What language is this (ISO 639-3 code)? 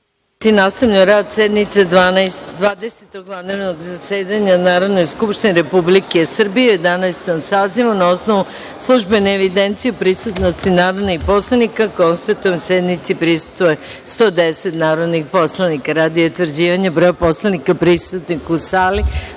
srp